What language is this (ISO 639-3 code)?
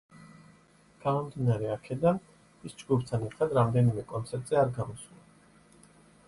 kat